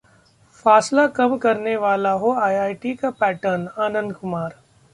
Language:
Hindi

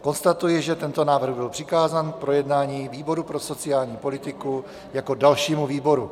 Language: Czech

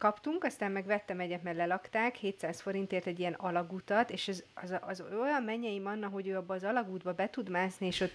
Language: Hungarian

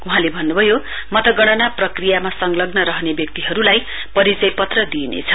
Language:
Nepali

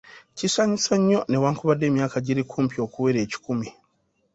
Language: Ganda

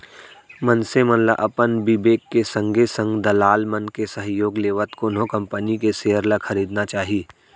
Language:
Chhattisgarhi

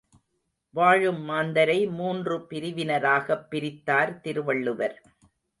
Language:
Tamil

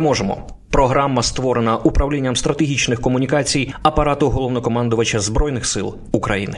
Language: Ukrainian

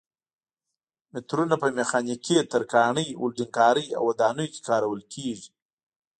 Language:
Pashto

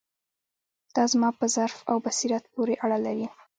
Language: Pashto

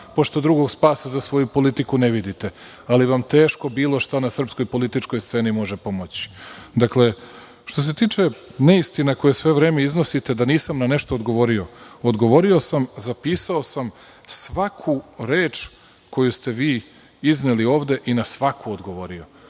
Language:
Serbian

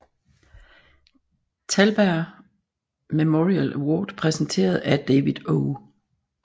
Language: Danish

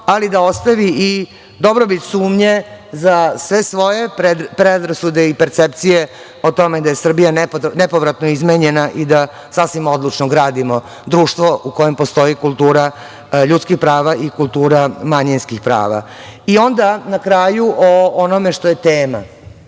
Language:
Serbian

